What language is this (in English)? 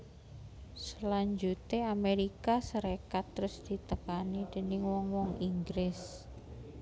Javanese